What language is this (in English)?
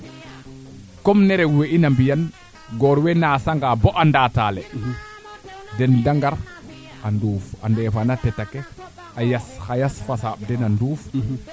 Serer